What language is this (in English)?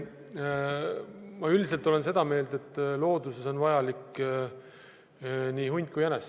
Estonian